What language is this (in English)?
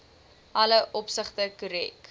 Afrikaans